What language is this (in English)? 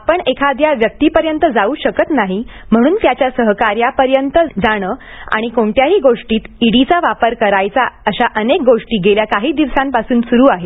Marathi